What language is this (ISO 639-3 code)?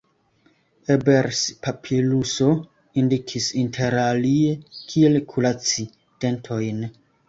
epo